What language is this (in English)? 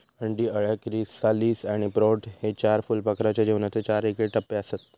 Marathi